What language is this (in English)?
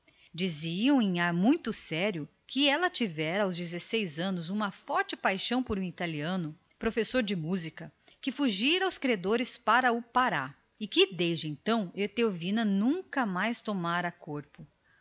Portuguese